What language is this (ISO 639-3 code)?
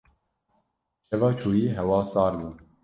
kur